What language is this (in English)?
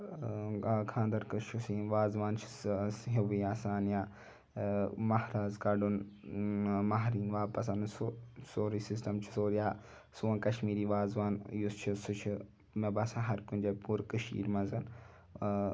Kashmiri